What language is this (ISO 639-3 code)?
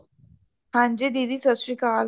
pan